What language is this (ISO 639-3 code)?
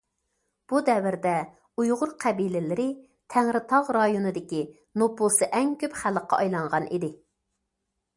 uig